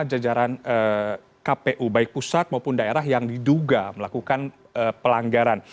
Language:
Indonesian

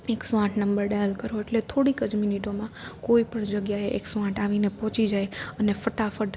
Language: Gujarati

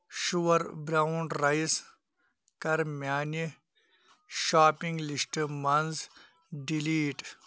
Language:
Kashmiri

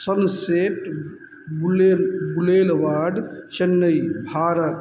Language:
Maithili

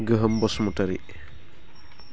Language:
Bodo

